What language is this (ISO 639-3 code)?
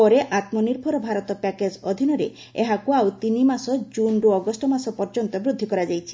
ori